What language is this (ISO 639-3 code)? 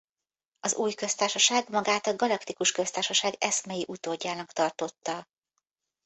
hun